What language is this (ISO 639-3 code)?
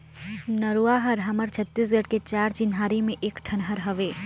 hne